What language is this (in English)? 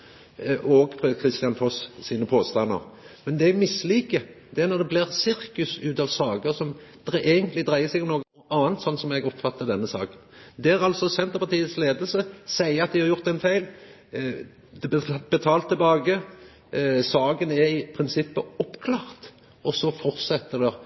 Norwegian Nynorsk